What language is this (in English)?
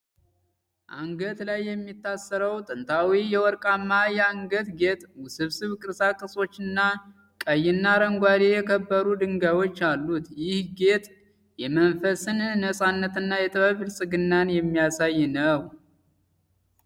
Amharic